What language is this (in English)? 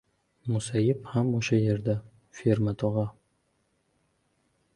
Uzbek